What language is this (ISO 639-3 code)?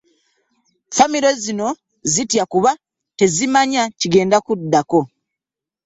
lug